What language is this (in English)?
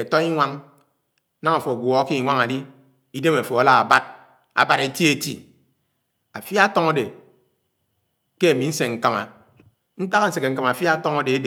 Anaang